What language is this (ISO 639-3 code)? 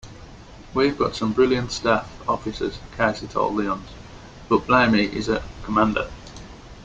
eng